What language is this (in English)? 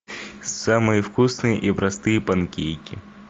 Russian